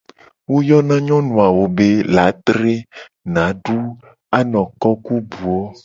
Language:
Gen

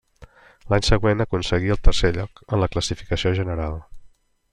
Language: Catalan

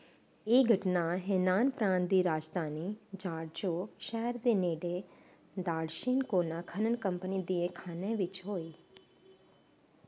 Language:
Dogri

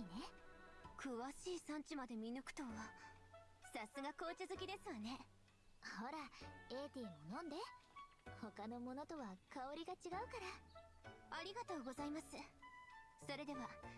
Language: German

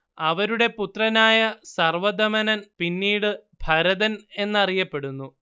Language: Malayalam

